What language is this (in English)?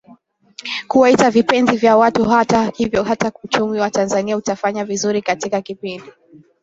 Swahili